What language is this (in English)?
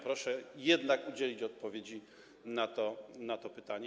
Polish